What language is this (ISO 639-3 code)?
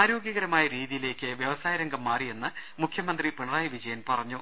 mal